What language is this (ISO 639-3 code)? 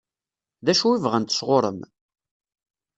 kab